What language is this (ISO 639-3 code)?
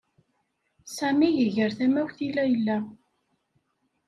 kab